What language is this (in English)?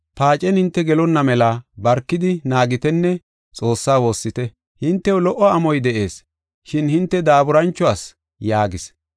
Gofa